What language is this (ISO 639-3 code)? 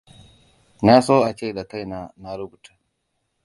hau